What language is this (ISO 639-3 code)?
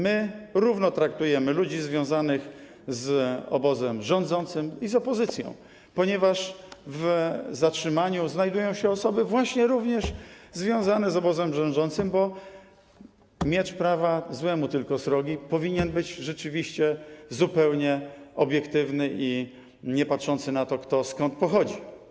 pol